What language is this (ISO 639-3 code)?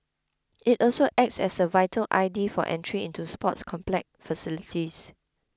eng